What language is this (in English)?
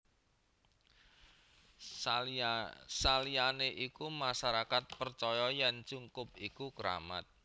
Javanese